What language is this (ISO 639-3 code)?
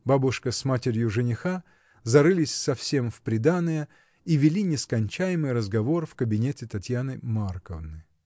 rus